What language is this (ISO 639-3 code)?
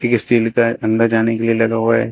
hin